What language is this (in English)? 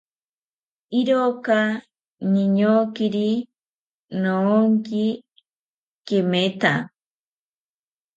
South Ucayali Ashéninka